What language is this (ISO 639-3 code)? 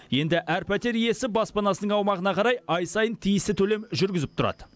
kaz